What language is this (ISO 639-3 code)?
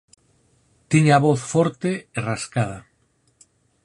glg